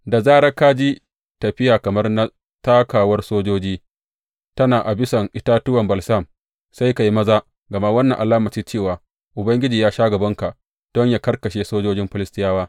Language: Hausa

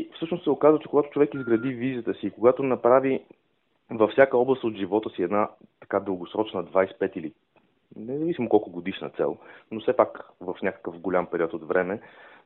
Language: Bulgarian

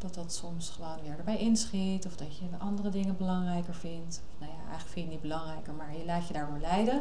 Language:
Dutch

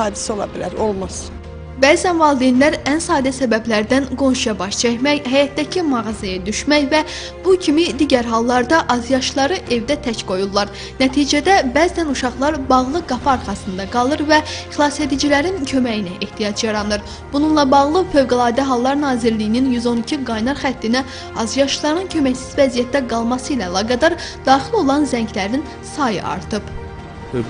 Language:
Turkish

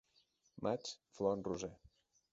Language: Catalan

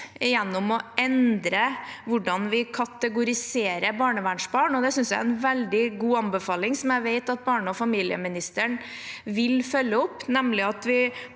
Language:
Norwegian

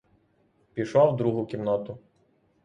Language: Ukrainian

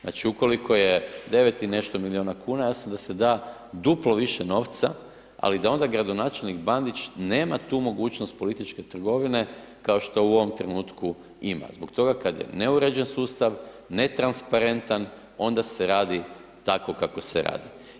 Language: Croatian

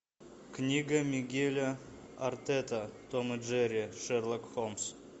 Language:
Russian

